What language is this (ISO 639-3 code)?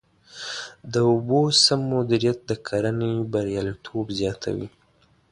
pus